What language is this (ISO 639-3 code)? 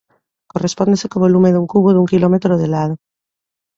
glg